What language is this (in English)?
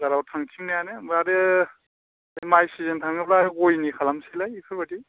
Bodo